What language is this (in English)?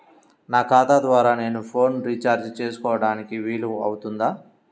Telugu